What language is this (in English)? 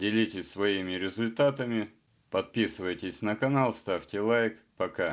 Russian